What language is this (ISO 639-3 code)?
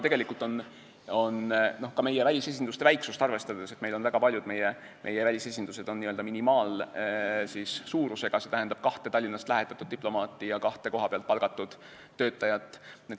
est